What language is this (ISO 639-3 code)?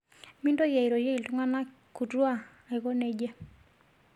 mas